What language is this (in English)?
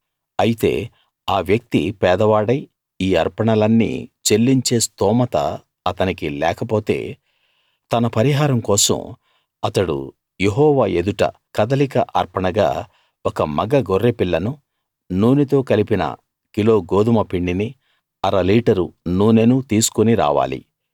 Telugu